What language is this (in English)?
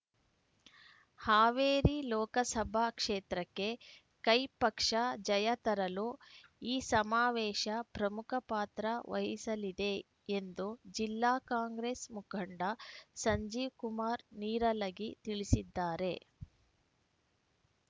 Kannada